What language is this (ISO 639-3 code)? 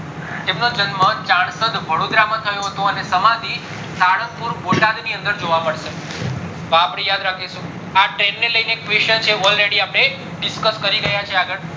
guj